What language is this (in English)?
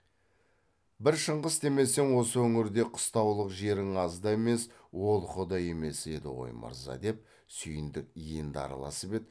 Kazakh